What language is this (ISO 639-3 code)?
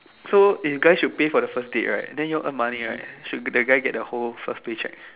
eng